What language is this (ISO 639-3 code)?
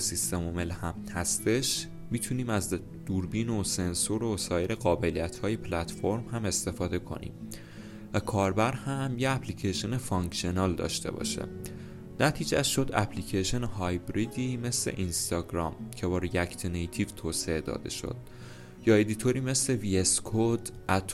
fas